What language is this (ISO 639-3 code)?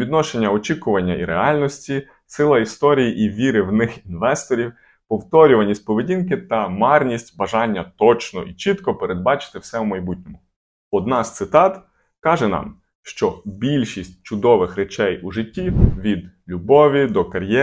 ukr